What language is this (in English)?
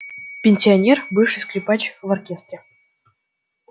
Russian